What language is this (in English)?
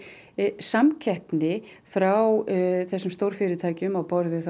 Icelandic